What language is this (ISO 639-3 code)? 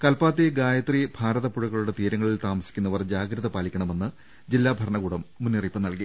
mal